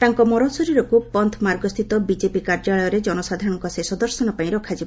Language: Odia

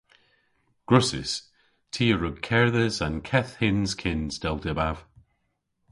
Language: Cornish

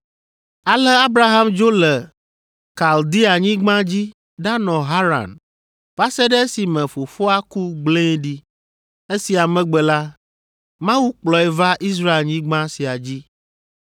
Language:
Ewe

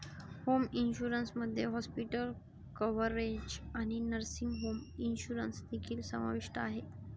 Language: Marathi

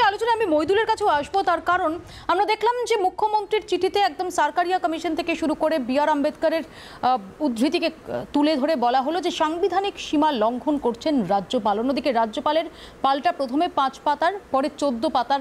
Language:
Hindi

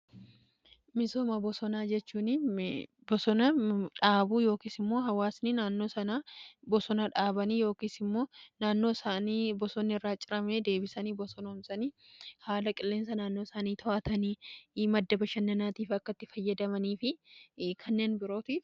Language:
Oromo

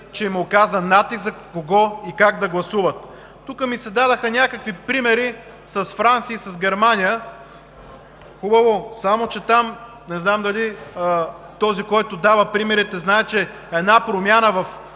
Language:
Bulgarian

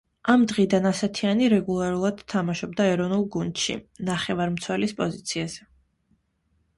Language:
Georgian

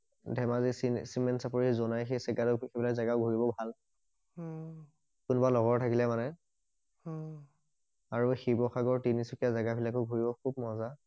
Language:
Assamese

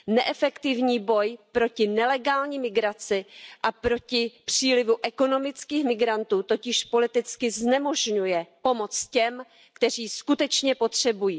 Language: Czech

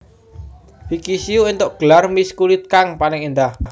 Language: Javanese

